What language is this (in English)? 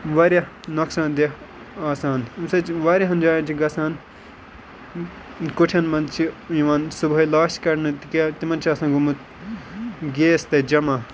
Kashmiri